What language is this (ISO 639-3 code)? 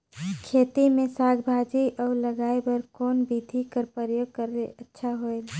hne